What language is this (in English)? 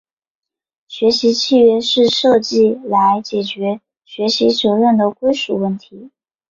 Chinese